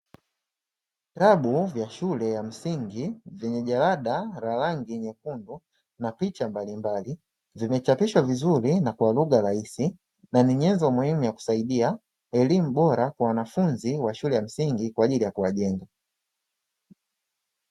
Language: Swahili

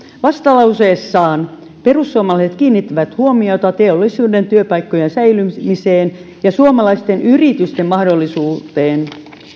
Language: Finnish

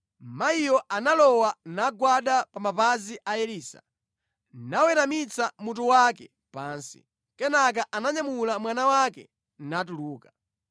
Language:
Nyanja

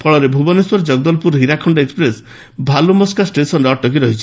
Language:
Odia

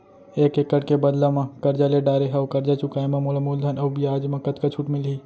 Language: Chhattisgarhi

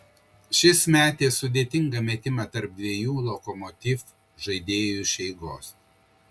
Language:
Lithuanian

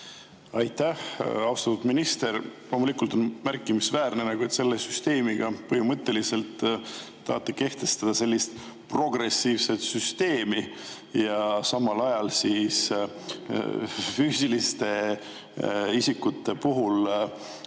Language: Estonian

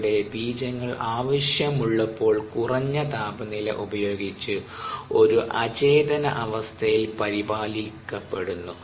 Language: Malayalam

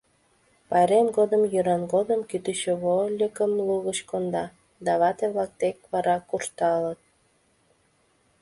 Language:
Mari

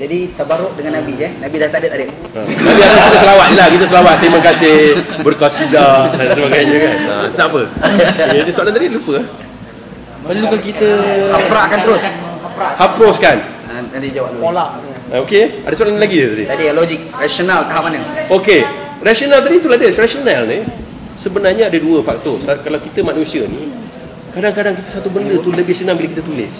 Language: Malay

